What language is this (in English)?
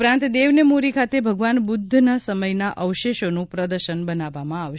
Gujarati